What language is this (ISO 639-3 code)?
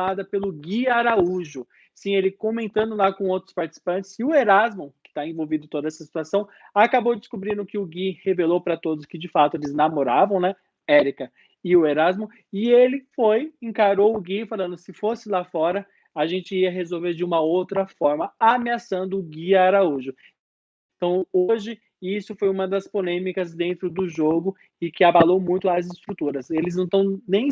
por